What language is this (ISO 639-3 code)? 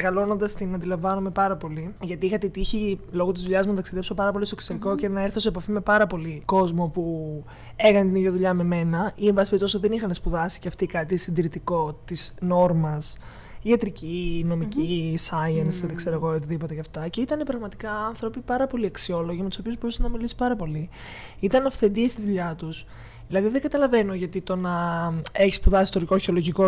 ell